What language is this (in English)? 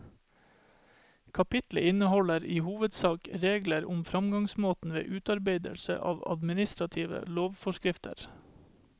Norwegian